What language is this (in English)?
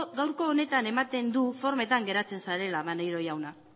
Basque